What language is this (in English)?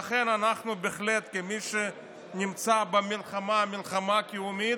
Hebrew